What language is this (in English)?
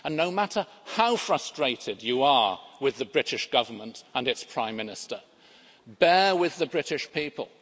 English